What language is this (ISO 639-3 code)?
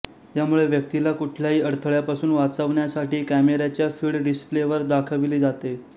mar